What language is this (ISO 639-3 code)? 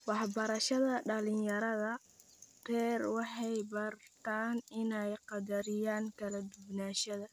som